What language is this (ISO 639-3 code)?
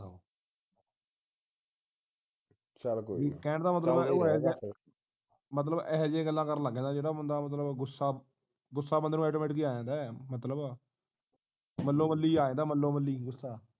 pan